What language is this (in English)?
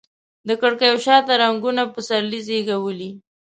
Pashto